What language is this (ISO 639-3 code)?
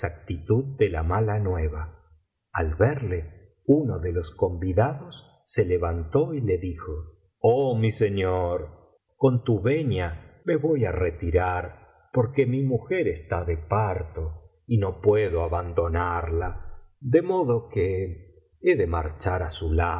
spa